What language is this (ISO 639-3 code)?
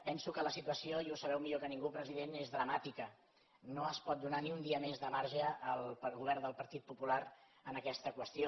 cat